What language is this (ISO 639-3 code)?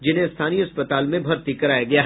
hin